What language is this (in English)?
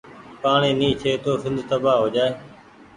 Goaria